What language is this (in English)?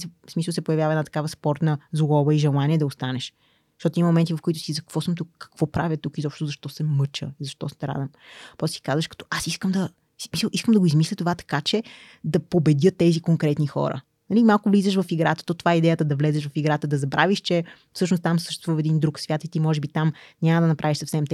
Bulgarian